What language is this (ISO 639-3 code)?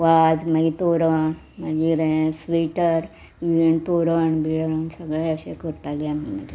kok